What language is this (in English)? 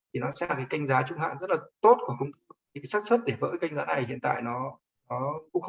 Vietnamese